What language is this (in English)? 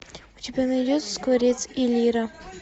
Russian